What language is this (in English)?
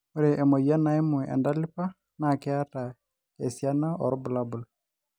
Masai